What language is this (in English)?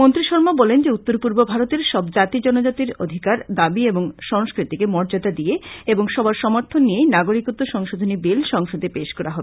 Bangla